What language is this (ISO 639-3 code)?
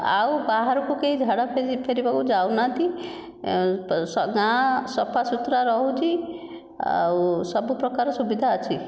ori